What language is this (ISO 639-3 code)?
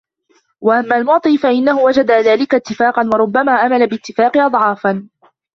ara